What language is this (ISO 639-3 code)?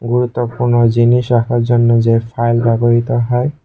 ben